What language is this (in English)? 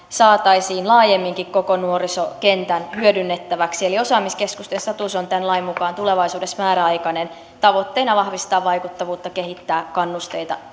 Finnish